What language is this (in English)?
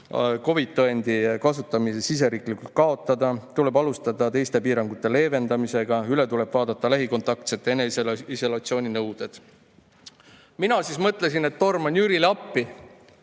Estonian